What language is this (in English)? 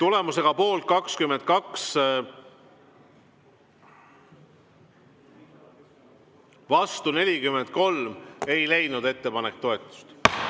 Estonian